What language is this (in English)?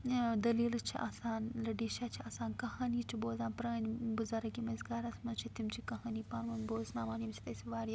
Kashmiri